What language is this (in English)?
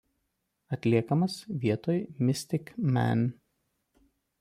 Lithuanian